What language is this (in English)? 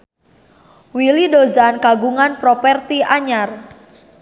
Sundanese